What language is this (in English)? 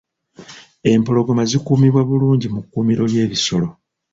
Ganda